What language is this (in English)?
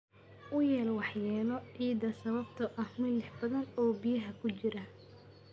Somali